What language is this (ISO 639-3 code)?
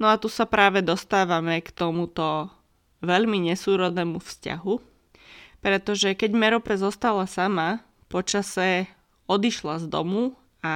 slk